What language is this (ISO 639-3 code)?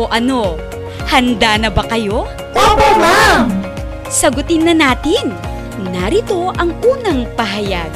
fil